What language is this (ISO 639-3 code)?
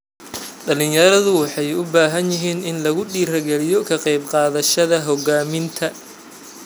som